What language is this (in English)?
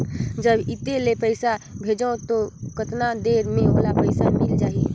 Chhattisgarhi